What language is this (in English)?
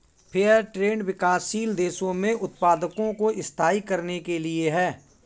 Hindi